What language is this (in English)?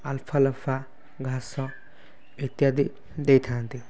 Odia